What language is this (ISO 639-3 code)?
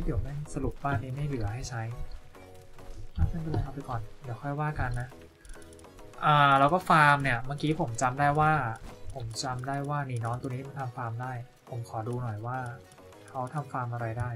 tha